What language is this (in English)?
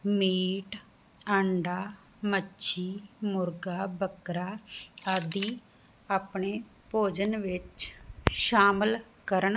Punjabi